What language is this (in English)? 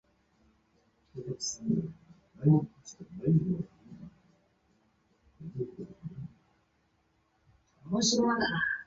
Chinese